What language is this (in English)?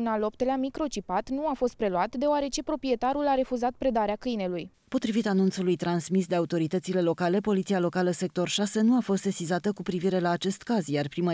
Romanian